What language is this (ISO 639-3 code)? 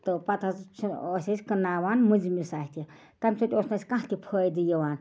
kas